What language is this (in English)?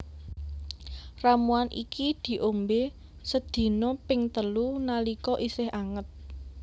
Javanese